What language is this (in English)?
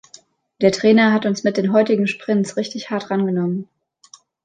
German